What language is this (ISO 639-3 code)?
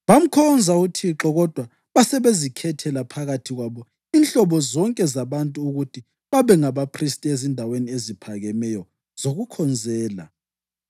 nde